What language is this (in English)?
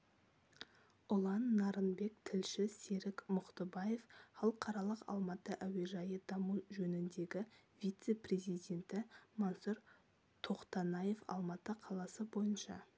Kazakh